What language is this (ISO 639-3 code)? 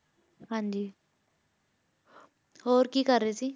pan